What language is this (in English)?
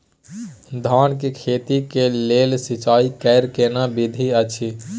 Maithili